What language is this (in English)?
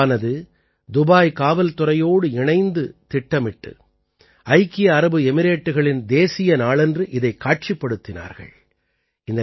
Tamil